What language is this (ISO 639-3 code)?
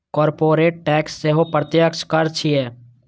mai